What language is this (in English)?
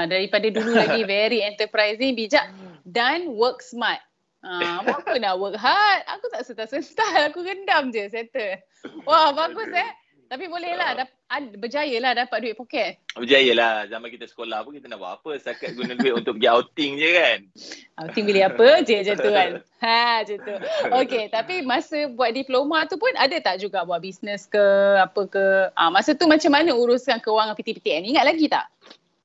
Malay